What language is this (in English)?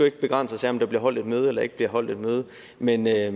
Danish